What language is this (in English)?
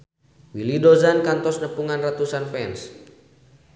Sundanese